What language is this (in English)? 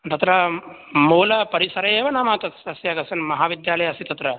Sanskrit